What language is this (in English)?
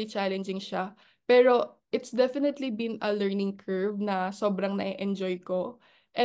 Filipino